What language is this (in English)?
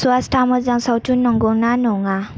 Bodo